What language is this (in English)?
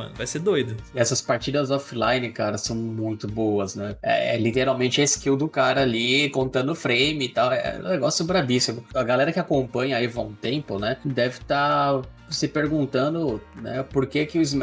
Portuguese